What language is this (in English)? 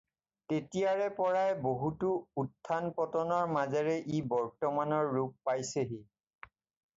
Assamese